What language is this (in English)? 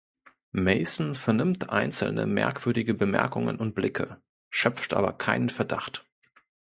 German